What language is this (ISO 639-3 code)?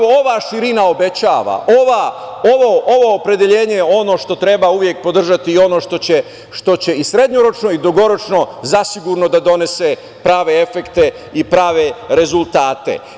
srp